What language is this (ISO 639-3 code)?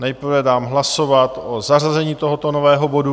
ces